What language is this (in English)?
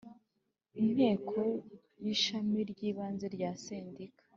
Kinyarwanda